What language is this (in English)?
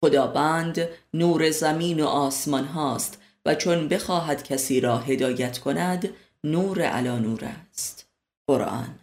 Persian